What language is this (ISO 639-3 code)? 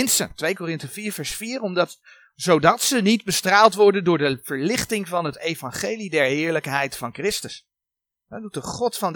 nld